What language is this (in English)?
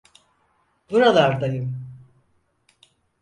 Turkish